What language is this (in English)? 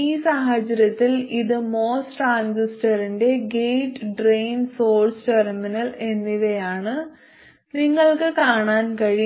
Malayalam